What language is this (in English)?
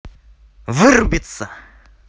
Russian